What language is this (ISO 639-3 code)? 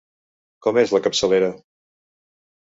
cat